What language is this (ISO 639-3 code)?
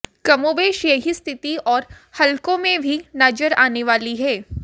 hin